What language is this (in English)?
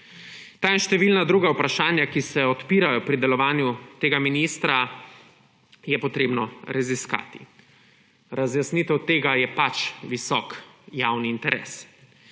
Slovenian